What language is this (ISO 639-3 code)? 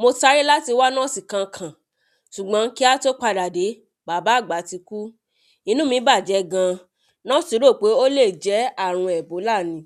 yor